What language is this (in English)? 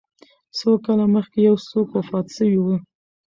Pashto